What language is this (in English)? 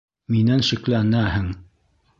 Bashkir